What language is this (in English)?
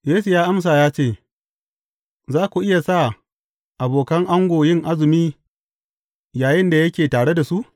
Hausa